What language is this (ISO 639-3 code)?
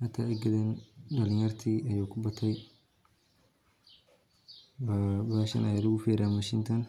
som